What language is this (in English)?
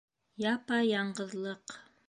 Bashkir